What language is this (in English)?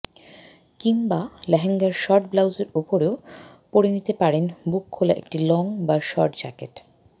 Bangla